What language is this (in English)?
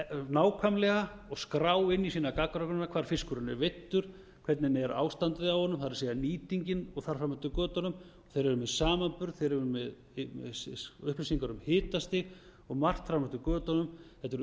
Icelandic